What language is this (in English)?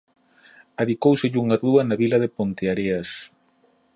Galician